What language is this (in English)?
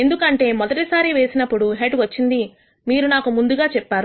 Telugu